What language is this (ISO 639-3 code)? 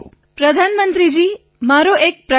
guj